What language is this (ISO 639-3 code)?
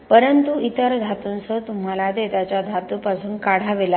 mar